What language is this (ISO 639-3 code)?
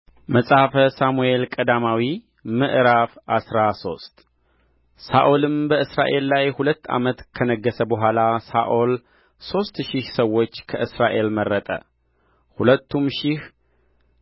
amh